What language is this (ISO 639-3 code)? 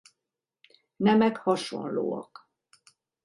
hun